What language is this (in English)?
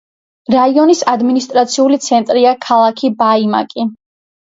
Georgian